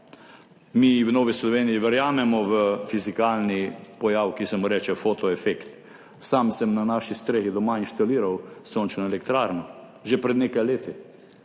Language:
Slovenian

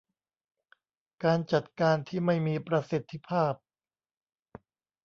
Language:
Thai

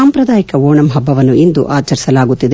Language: Kannada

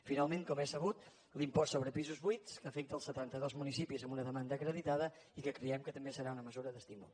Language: Catalan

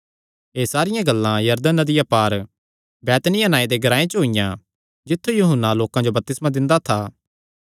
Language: Kangri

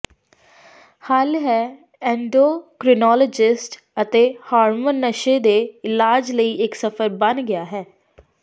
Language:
Punjabi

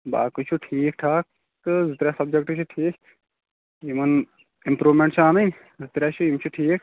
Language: Kashmiri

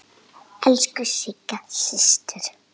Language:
Icelandic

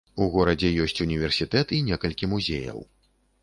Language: Belarusian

